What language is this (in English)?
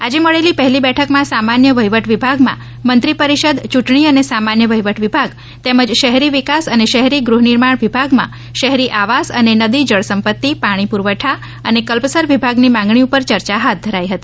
Gujarati